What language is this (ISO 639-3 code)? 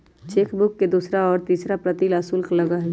mag